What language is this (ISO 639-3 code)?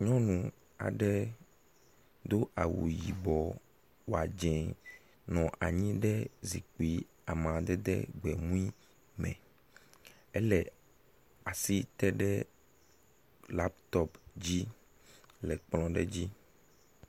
ewe